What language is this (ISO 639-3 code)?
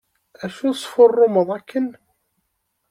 kab